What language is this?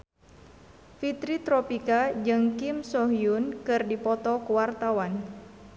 Sundanese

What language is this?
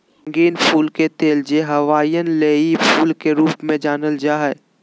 Magahi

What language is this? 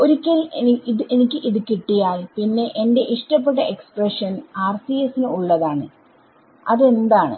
Malayalam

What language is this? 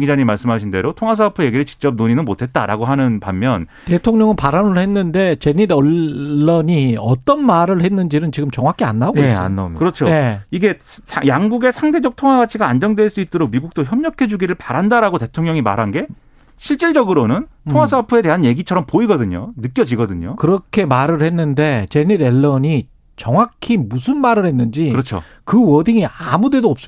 Korean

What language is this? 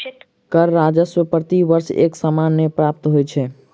Maithili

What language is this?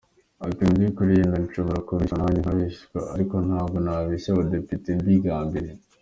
Kinyarwanda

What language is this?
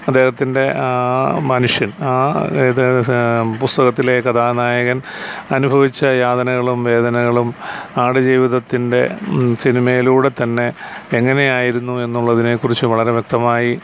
Malayalam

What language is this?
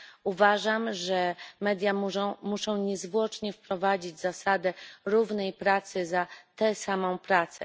Polish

